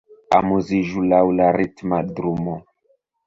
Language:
Esperanto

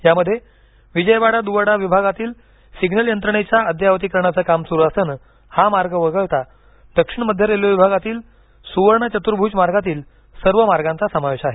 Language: Marathi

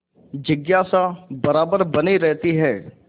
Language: Hindi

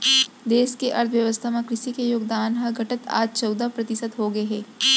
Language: Chhattisgarhi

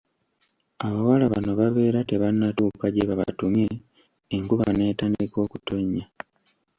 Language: Ganda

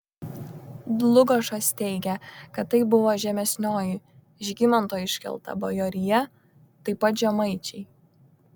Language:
Lithuanian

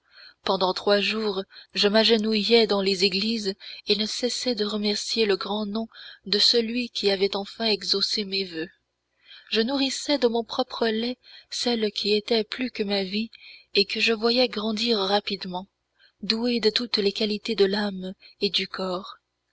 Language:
French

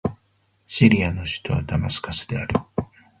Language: Japanese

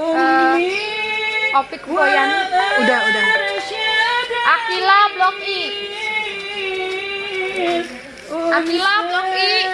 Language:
Indonesian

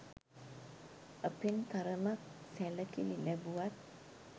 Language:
Sinhala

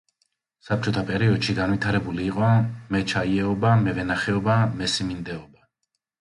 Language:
Georgian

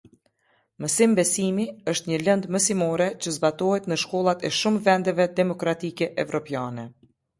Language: Albanian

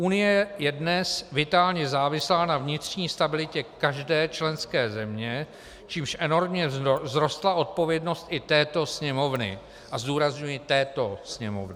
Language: Czech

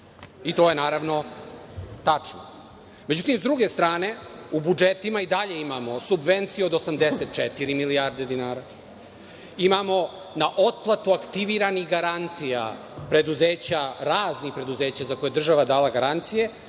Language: Serbian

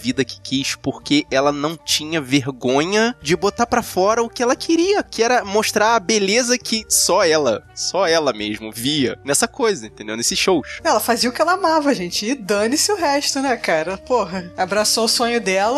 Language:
Portuguese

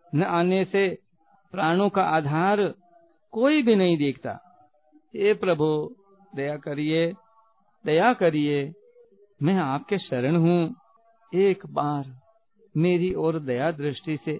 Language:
Hindi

